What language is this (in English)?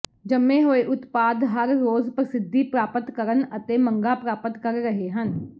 Punjabi